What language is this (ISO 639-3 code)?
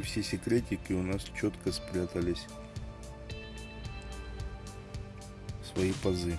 rus